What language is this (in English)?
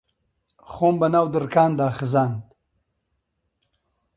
Central Kurdish